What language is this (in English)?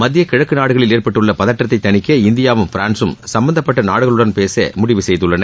Tamil